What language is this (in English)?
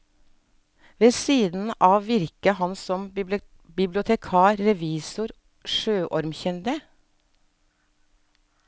Norwegian